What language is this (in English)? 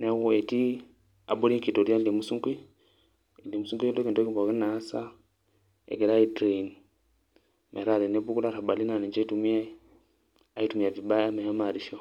Masai